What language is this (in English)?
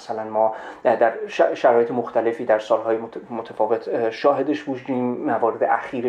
Persian